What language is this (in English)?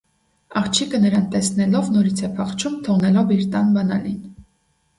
Armenian